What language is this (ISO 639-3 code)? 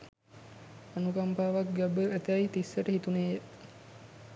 sin